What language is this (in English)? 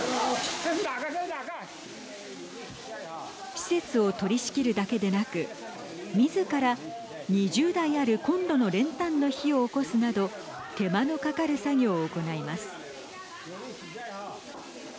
Japanese